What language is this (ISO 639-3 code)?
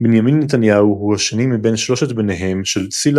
heb